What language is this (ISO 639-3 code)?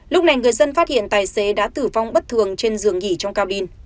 vie